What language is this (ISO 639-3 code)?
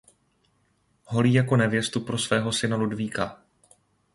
ces